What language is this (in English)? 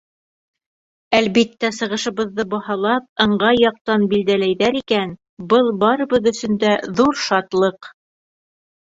Bashkir